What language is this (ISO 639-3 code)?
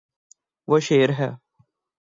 urd